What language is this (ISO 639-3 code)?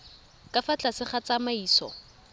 tsn